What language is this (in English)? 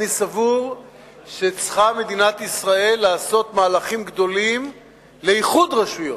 Hebrew